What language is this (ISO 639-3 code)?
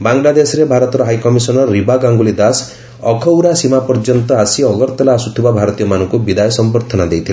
ori